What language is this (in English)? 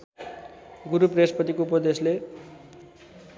Nepali